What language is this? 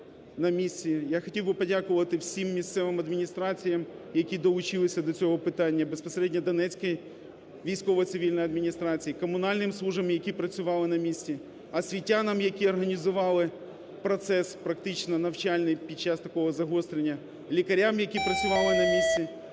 Ukrainian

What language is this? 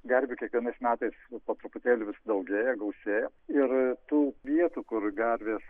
Lithuanian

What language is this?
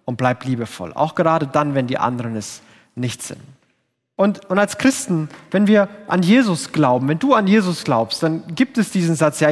German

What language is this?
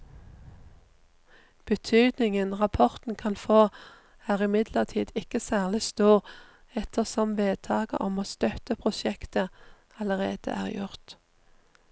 Norwegian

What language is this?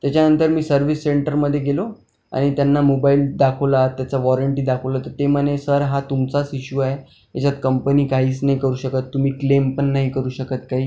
Marathi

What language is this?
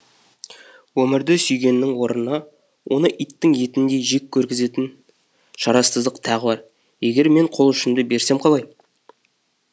Kazakh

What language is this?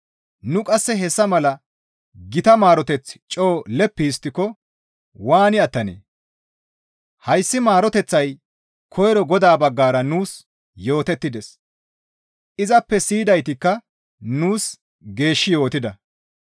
Gamo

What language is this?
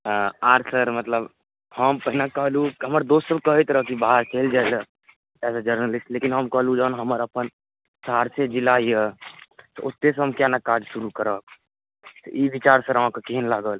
Maithili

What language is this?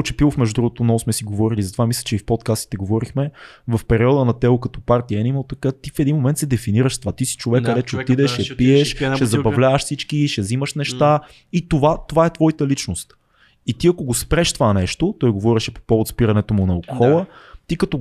Bulgarian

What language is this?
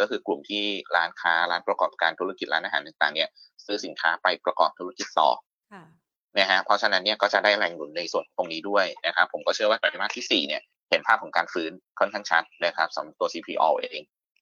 Thai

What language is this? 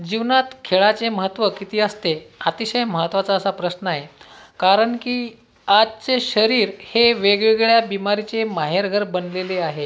Marathi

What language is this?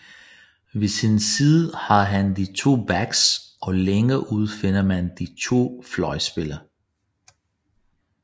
Danish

